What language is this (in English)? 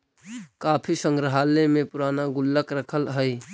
Magahi